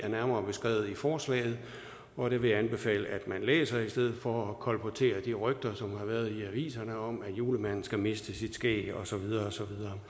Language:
Danish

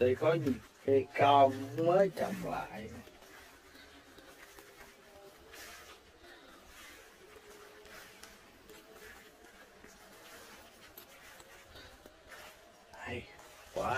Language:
Vietnamese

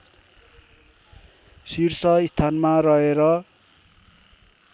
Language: Nepali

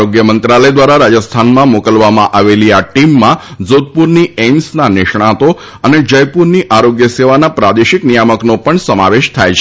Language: Gujarati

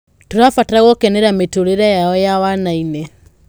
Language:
Kikuyu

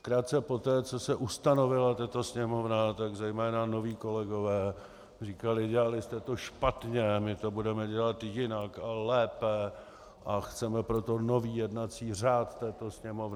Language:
Czech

